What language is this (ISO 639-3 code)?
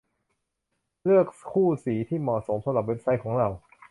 tha